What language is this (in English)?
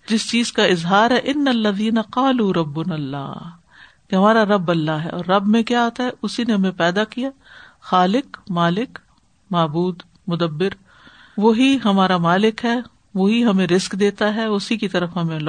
Urdu